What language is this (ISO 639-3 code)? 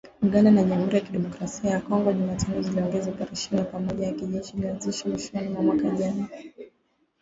swa